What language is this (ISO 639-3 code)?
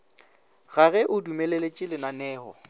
nso